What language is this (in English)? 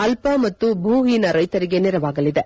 Kannada